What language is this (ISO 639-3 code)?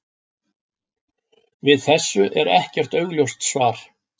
isl